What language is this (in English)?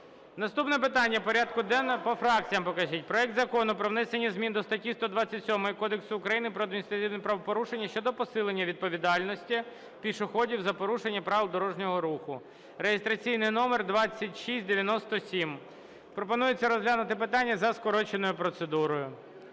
Ukrainian